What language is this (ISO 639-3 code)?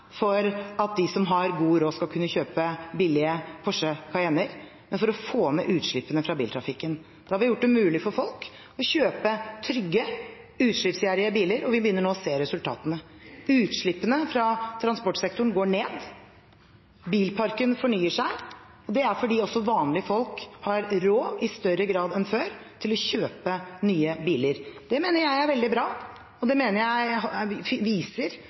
nob